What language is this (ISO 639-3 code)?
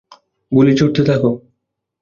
ben